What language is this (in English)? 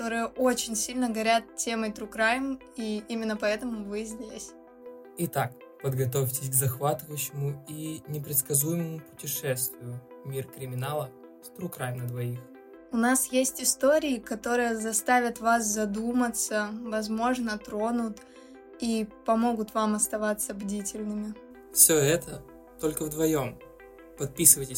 Russian